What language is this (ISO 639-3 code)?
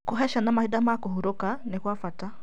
kik